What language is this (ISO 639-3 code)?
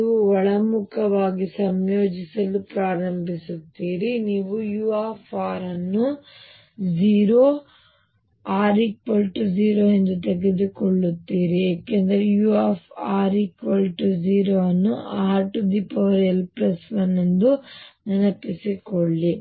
kan